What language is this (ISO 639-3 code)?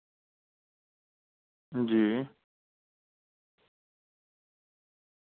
doi